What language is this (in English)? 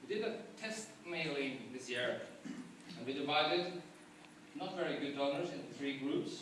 English